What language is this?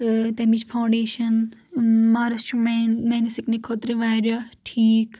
Kashmiri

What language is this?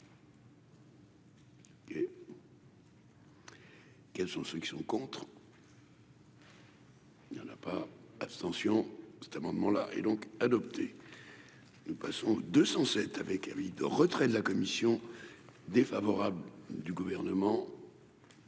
French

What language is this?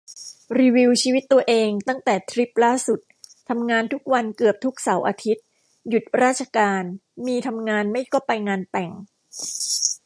Thai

